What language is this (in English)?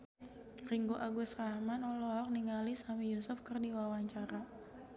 Sundanese